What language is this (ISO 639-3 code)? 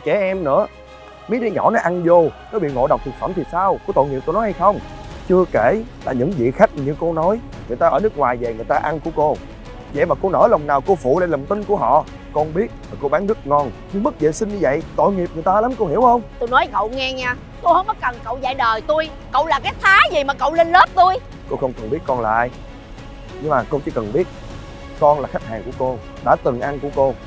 vie